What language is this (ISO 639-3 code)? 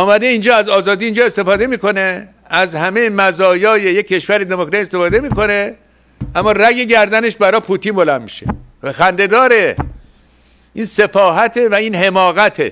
fas